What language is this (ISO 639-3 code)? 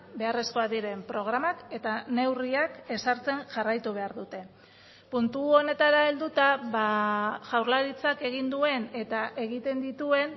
eus